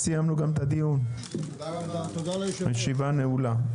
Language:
Hebrew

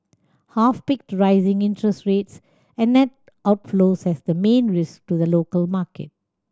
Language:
English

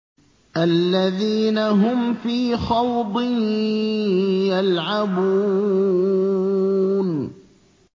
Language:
Arabic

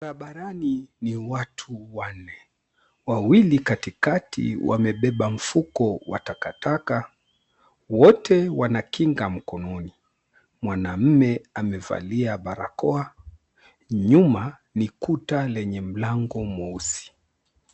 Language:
Swahili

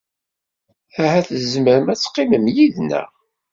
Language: Kabyle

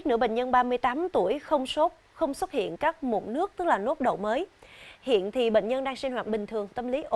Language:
Vietnamese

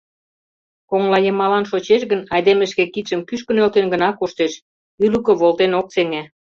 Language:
Mari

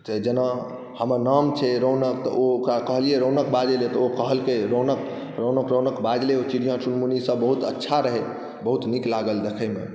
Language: Maithili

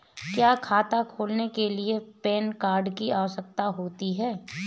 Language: Hindi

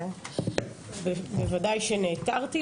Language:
Hebrew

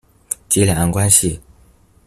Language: Chinese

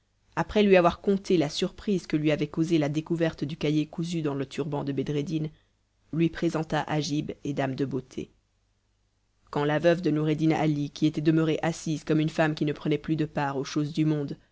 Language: French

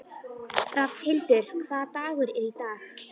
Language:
Icelandic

